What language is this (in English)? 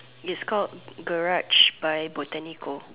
English